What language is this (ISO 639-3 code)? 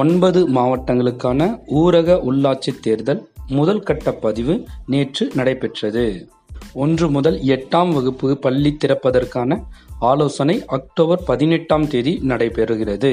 tam